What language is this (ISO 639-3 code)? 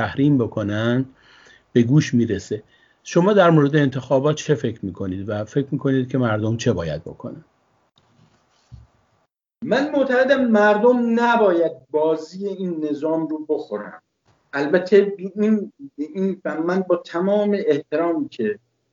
fas